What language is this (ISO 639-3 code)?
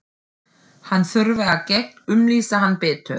isl